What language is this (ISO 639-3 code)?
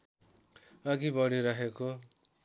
nep